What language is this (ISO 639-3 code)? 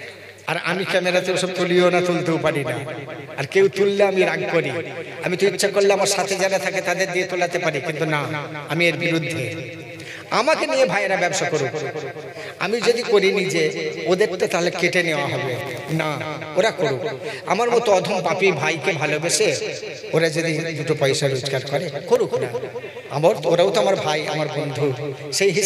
ben